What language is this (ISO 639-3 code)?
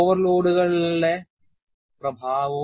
mal